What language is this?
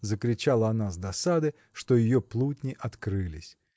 Russian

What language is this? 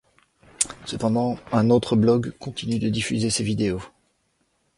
French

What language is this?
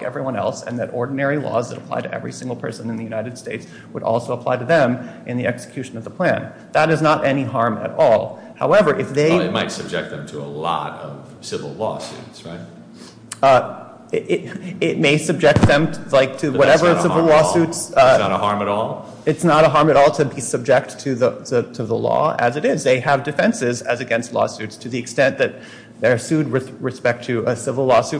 English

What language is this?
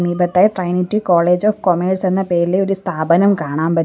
Malayalam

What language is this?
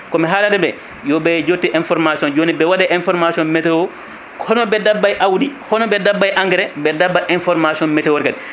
Fula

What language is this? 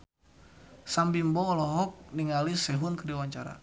Sundanese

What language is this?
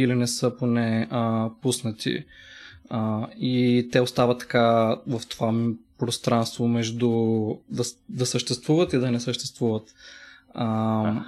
Bulgarian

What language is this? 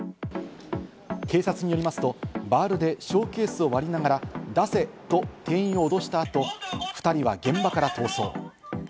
Japanese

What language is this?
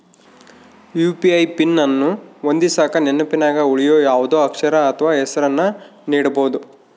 Kannada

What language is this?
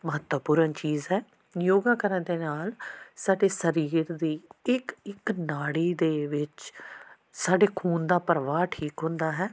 Punjabi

